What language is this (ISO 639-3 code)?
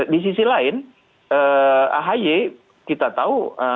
ind